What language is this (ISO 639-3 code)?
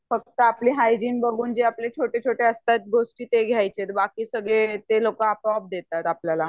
mar